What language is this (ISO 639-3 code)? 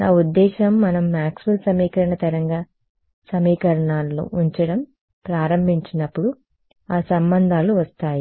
tel